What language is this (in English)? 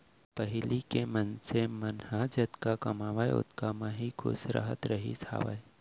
Chhattisgarhi